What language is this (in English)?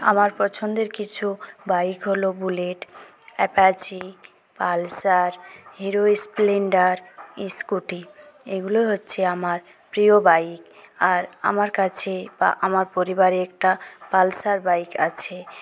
Bangla